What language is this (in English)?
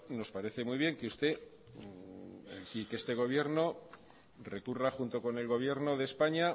Spanish